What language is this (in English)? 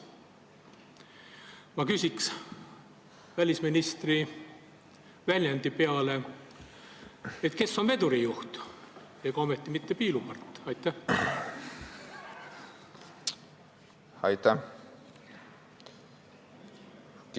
Estonian